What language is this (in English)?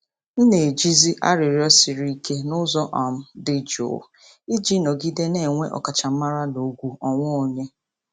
Igbo